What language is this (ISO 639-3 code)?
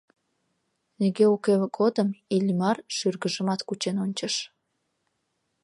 chm